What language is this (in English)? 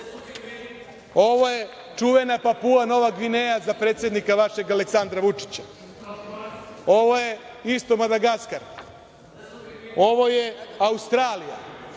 Serbian